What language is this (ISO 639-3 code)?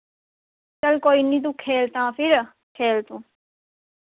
doi